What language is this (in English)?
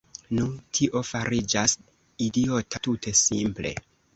Esperanto